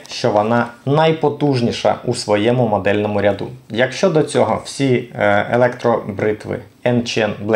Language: Ukrainian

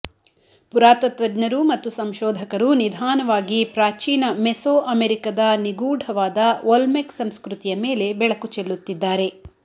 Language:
Kannada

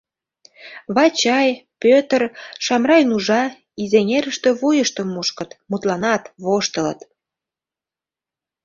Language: Mari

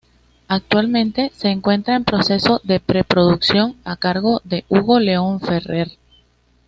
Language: Spanish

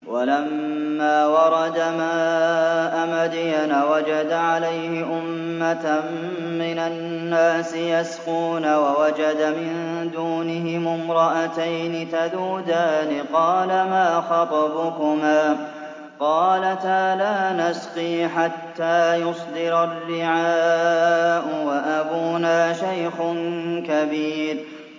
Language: Arabic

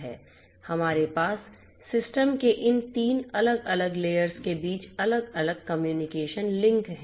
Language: Hindi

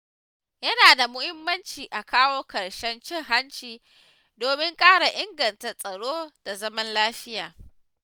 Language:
Hausa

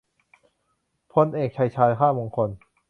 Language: Thai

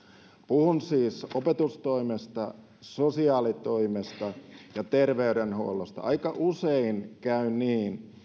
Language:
Finnish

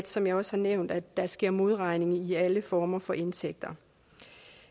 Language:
Danish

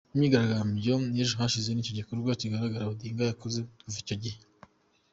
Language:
Kinyarwanda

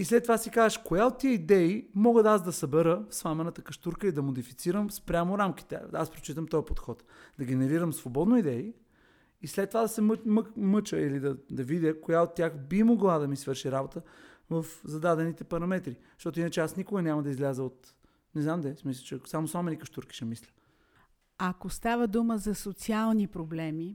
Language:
Bulgarian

